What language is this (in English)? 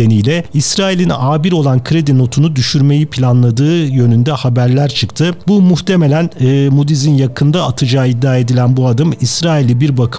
Turkish